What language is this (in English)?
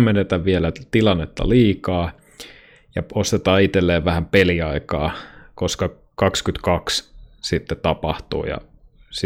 Finnish